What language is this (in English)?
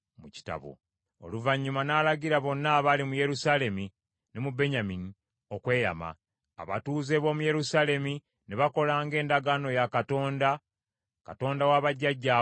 Ganda